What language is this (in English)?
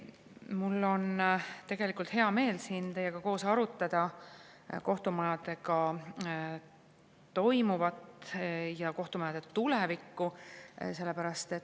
Estonian